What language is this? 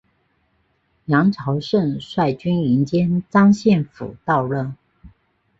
Chinese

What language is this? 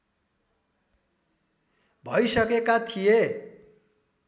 Nepali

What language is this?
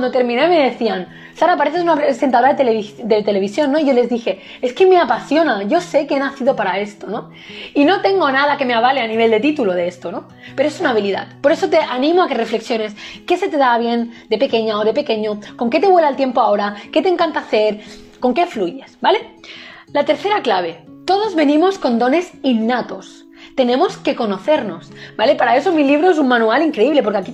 Spanish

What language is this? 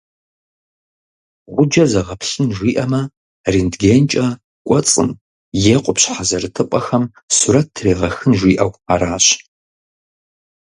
Kabardian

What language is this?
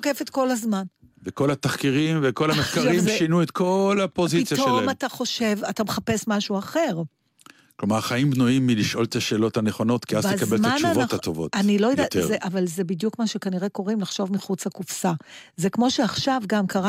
Hebrew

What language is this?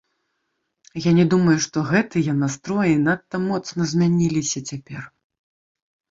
Belarusian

